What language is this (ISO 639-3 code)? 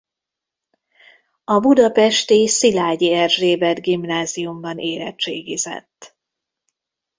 hun